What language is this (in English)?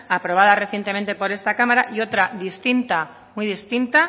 Spanish